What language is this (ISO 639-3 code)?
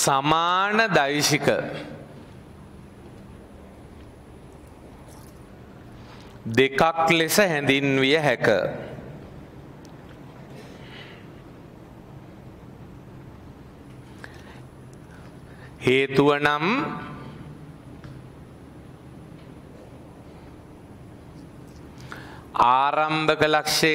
ind